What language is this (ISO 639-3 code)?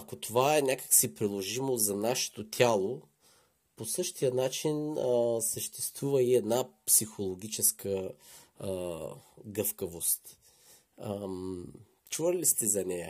bul